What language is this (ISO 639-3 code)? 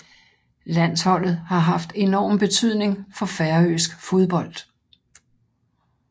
dan